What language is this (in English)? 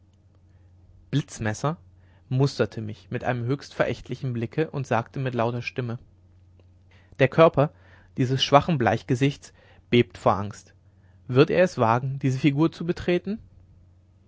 German